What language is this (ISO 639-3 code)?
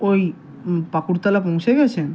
ben